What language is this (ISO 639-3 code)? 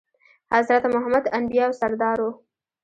pus